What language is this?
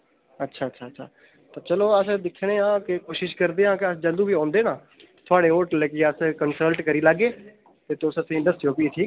Dogri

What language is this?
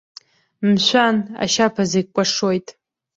Abkhazian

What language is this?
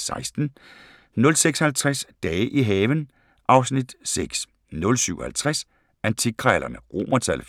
Danish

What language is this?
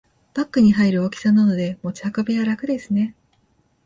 Japanese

